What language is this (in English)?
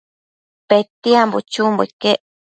Matsés